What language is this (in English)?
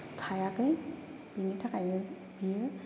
Bodo